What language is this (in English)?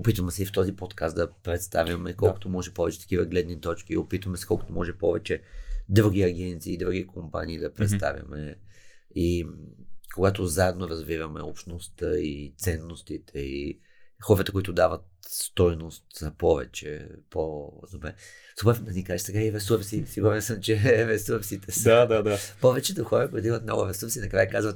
Bulgarian